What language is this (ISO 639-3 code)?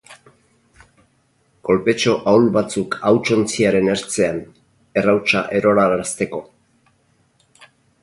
eus